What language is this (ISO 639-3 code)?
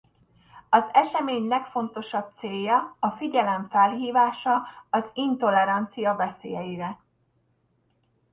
hun